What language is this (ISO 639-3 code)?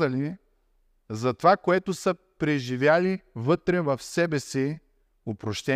bul